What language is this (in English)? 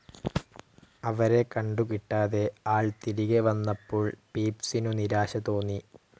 Malayalam